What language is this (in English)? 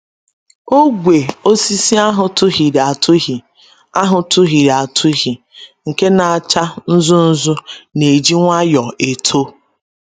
Igbo